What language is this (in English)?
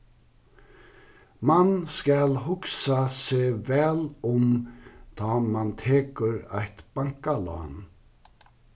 Faroese